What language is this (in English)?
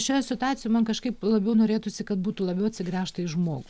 Lithuanian